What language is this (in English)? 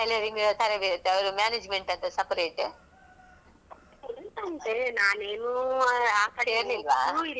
Kannada